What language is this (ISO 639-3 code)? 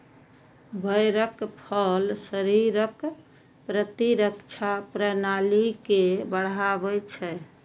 mai